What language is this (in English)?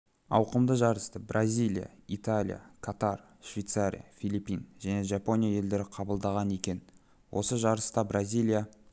Kazakh